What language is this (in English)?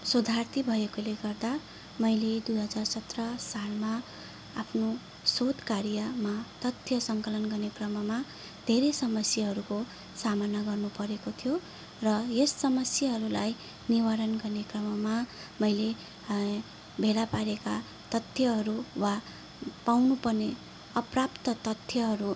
Nepali